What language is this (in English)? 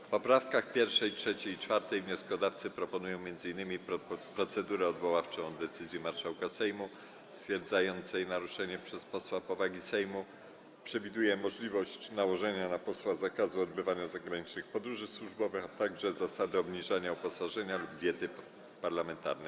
Polish